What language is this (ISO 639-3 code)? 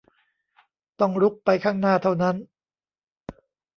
tha